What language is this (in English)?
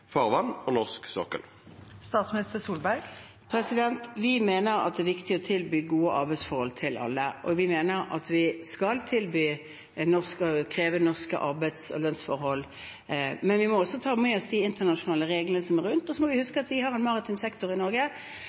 Norwegian